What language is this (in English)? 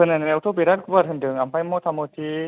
Bodo